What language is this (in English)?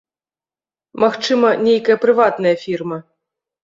Belarusian